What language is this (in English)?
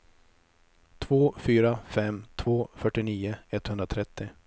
Swedish